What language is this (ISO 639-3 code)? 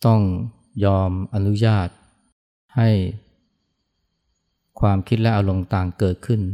tha